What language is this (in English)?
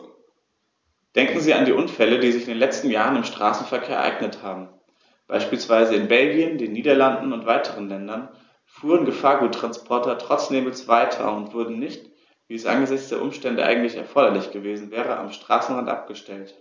German